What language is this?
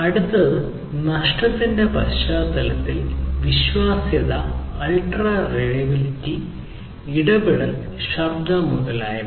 Malayalam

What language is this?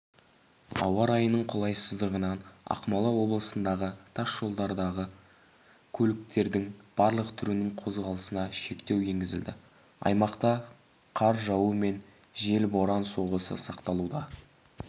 Kazakh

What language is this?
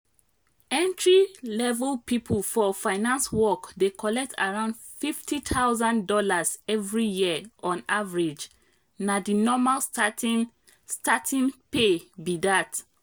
Nigerian Pidgin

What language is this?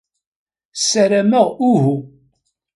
Kabyle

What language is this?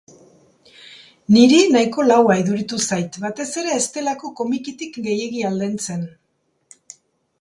Basque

